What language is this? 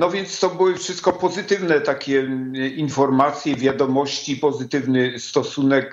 Polish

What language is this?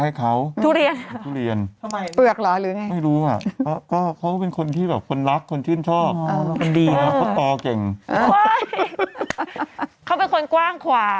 Thai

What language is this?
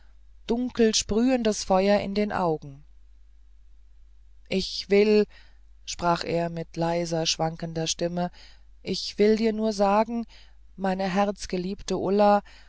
German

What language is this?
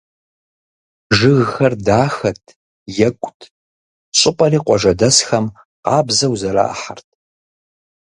Kabardian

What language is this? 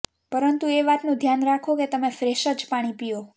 Gujarati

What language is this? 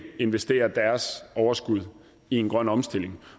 Danish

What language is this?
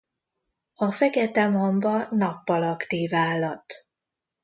Hungarian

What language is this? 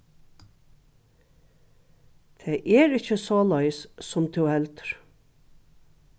Faroese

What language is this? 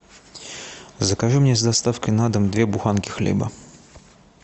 Russian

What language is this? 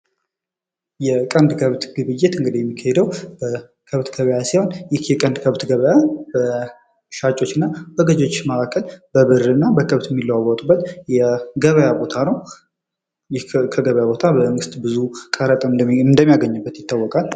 Amharic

